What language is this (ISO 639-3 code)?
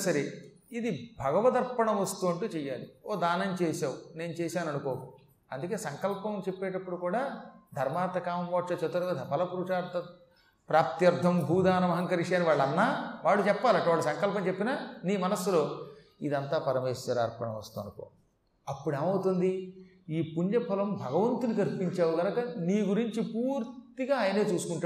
tel